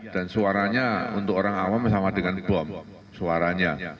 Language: Indonesian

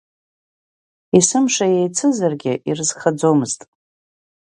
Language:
Abkhazian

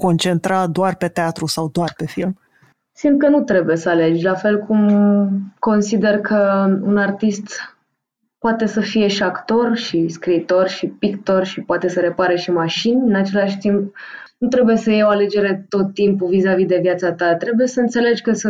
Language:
Romanian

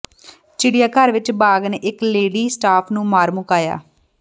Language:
Punjabi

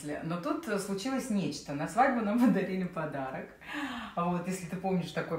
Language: Russian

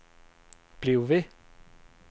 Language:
Danish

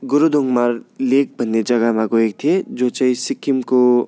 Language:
Nepali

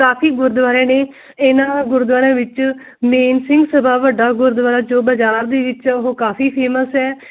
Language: Punjabi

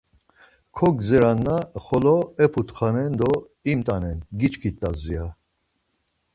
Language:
Laz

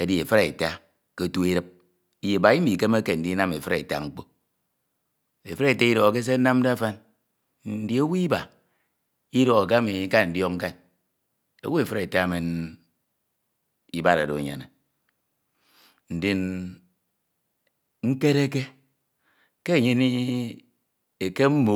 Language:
Ito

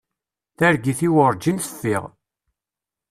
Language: Kabyle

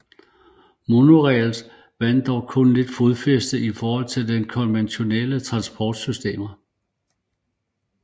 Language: Danish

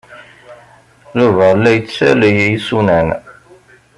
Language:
Kabyle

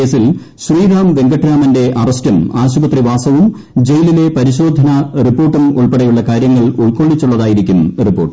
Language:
Malayalam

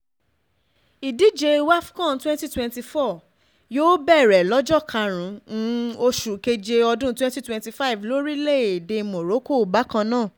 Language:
Yoruba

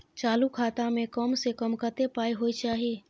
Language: Maithili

